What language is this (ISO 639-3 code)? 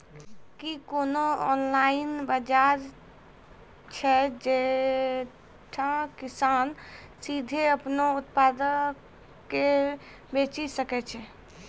mai